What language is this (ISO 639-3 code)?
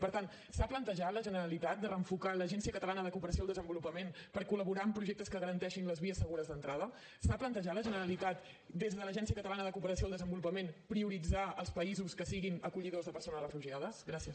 cat